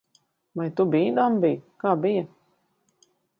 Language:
Latvian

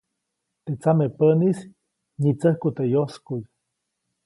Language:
Copainalá Zoque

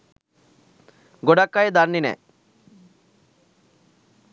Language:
Sinhala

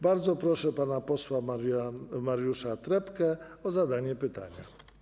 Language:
Polish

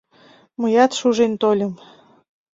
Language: Mari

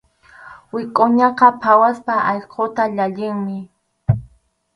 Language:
Arequipa-La Unión Quechua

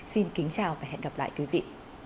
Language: Vietnamese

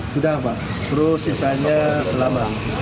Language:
Indonesian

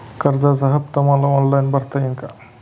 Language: Marathi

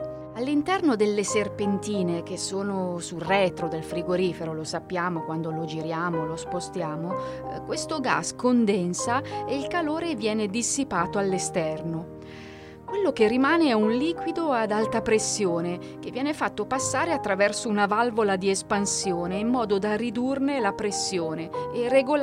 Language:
Italian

